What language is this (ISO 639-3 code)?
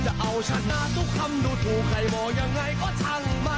tha